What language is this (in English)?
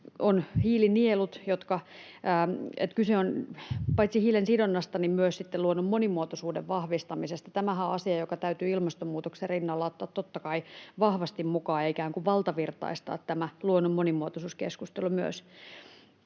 Finnish